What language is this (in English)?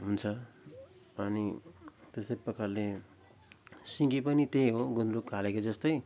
Nepali